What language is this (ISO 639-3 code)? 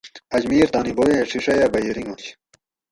gwc